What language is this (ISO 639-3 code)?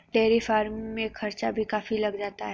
hin